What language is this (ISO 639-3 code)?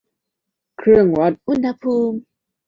tha